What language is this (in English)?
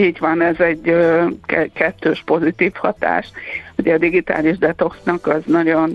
Hungarian